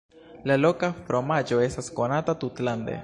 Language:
Esperanto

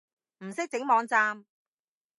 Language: Cantonese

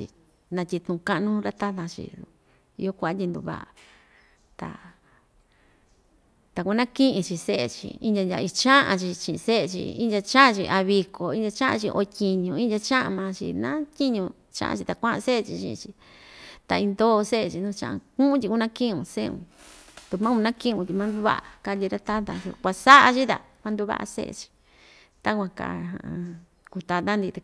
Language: Ixtayutla Mixtec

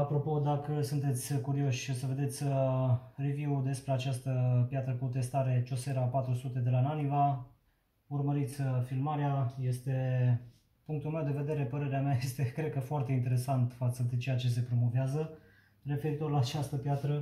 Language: Romanian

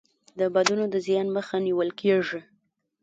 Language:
Pashto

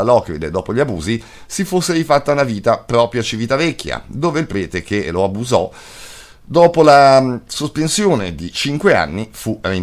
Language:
Italian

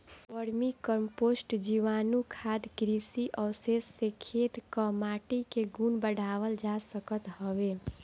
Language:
Bhojpuri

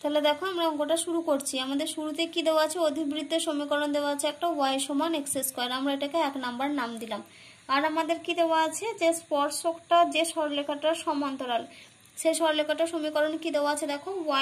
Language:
Romanian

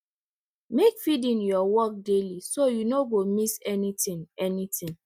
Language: Nigerian Pidgin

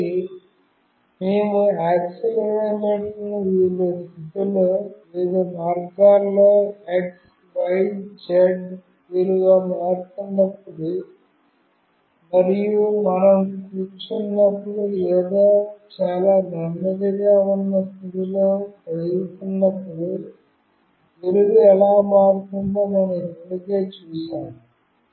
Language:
Telugu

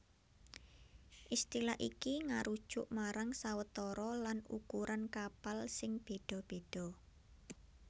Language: Javanese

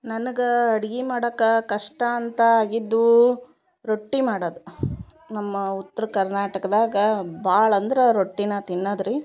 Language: Kannada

